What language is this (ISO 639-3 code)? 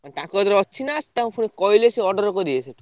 ori